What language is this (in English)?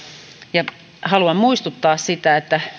Finnish